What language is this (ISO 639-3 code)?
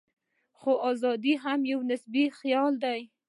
pus